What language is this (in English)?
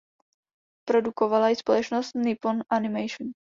Czech